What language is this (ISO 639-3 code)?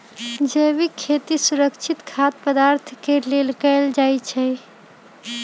mag